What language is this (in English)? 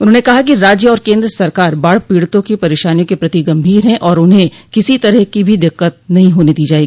Hindi